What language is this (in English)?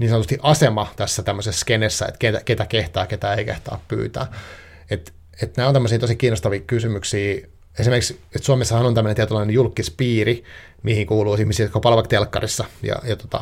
Finnish